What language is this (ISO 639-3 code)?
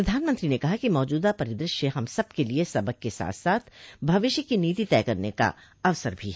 hin